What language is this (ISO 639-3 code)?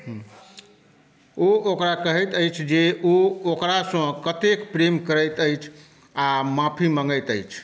mai